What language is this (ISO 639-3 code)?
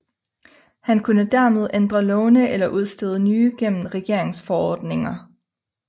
dan